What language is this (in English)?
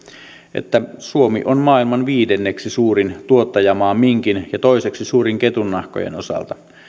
Finnish